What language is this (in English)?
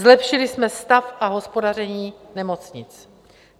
Czech